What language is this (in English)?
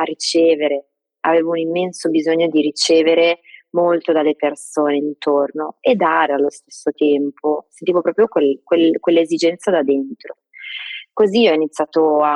Italian